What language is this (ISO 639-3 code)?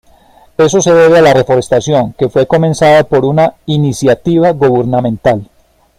spa